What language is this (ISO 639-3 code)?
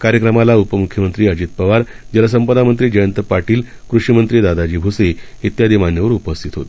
mar